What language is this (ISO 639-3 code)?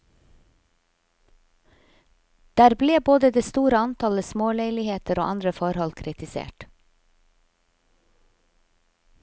nor